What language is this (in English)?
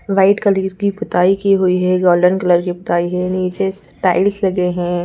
Hindi